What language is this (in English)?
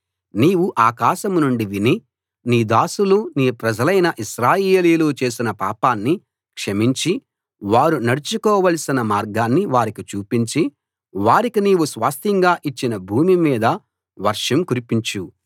Telugu